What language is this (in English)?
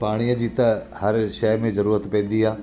Sindhi